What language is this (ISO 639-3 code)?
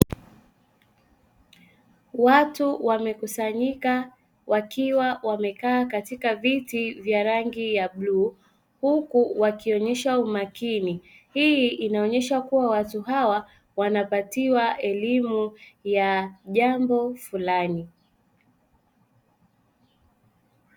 swa